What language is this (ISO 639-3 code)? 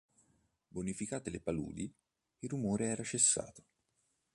ita